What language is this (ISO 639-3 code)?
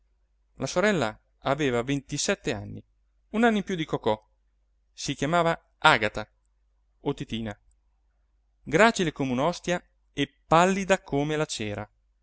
ita